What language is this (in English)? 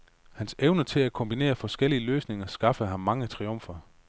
Danish